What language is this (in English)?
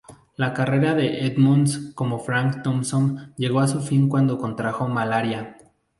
Spanish